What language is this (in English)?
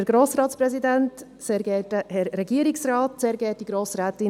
Swiss German